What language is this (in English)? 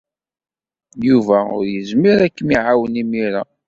Kabyle